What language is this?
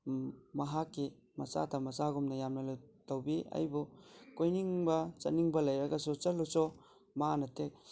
Manipuri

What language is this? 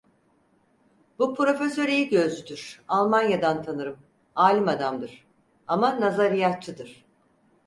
Turkish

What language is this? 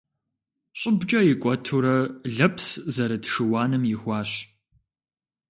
Kabardian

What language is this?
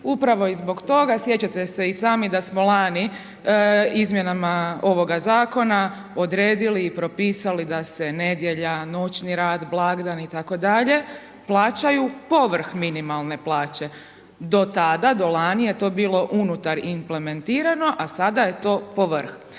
Croatian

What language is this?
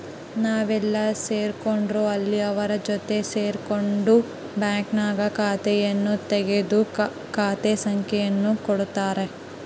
Kannada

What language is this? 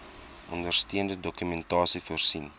Afrikaans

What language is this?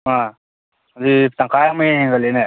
Manipuri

